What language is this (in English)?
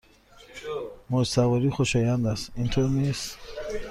Persian